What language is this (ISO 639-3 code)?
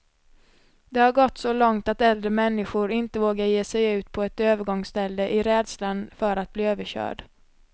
swe